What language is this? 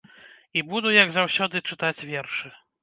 Belarusian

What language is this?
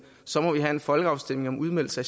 Danish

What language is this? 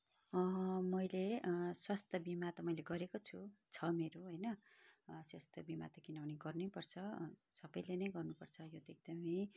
Nepali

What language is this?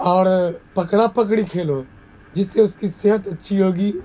Urdu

